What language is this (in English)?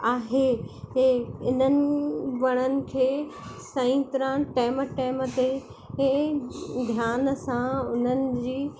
Sindhi